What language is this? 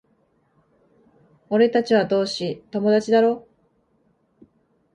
Japanese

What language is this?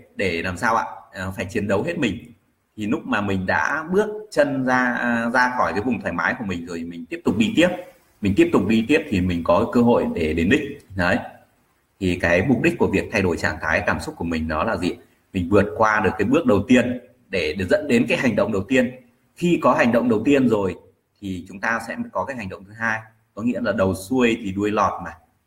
Vietnamese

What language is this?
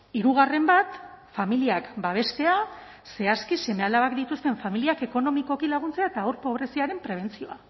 Basque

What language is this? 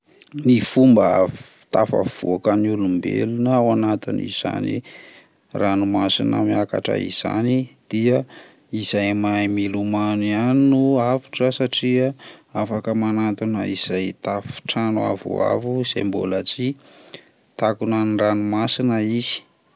Malagasy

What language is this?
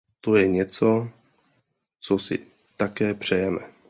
Czech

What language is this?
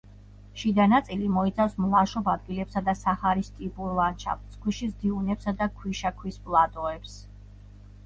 Georgian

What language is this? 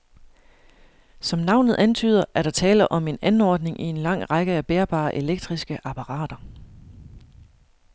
Danish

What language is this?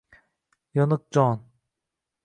Uzbek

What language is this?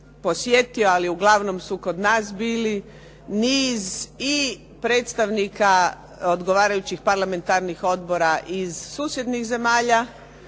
Croatian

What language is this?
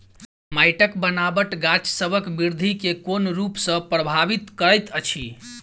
Maithili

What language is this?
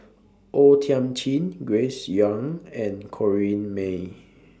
English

